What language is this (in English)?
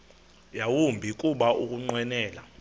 Xhosa